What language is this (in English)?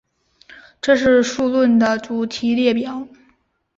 Chinese